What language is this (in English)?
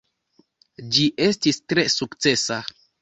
Esperanto